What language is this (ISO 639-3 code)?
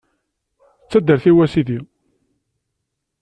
kab